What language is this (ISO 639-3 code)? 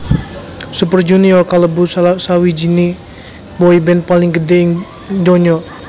jav